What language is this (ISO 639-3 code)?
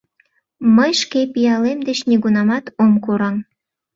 chm